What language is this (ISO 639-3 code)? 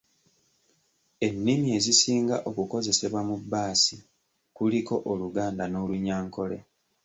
lug